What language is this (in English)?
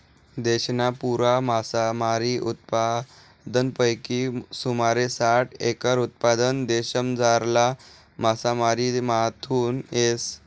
Marathi